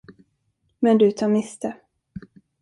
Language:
Swedish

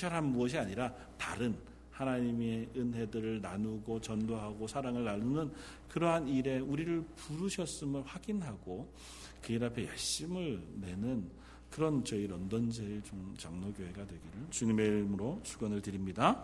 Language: Korean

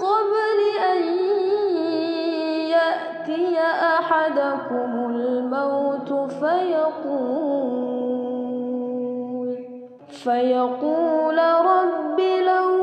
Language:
Arabic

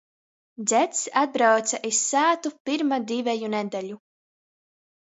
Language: Latgalian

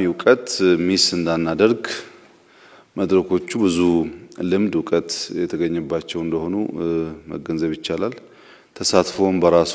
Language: Dutch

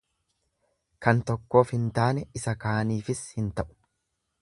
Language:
Oromo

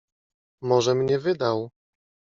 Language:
Polish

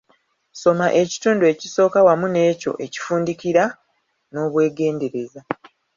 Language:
Ganda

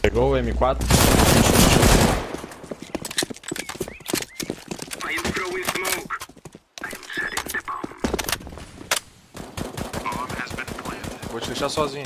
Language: Portuguese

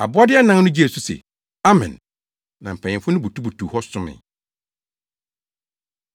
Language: Akan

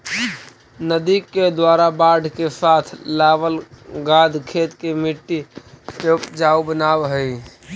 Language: Magahi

